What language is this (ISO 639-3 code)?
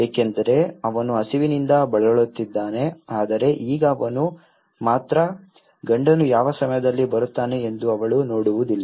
kan